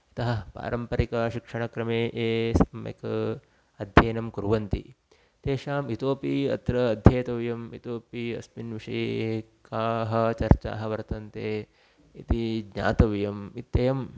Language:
Sanskrit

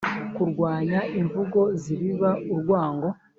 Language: Kinyarwanda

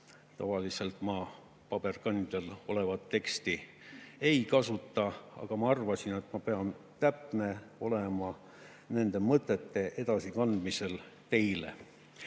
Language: Estonian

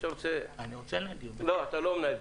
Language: Hebrew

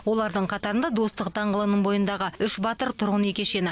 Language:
Kazakh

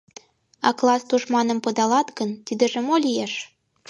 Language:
Mari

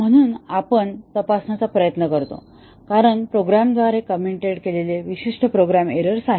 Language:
Marathi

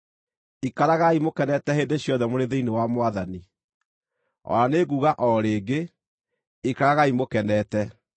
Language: Kikuyu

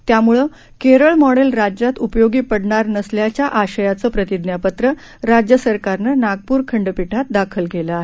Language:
Marathi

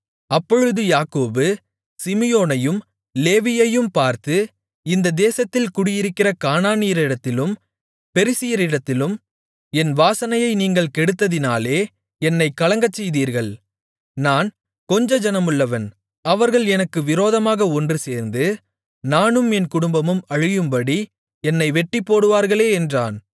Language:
Tamil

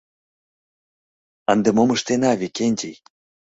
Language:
Mari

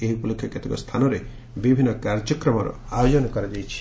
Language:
Odia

